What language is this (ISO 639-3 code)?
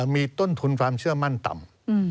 tha